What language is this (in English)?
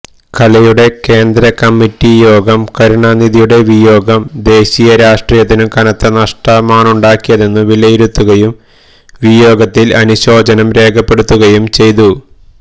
Malayalam